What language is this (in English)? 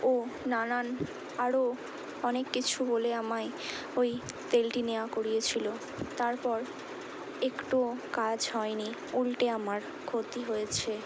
Bangla